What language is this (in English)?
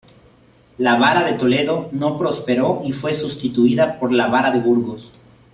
Spanish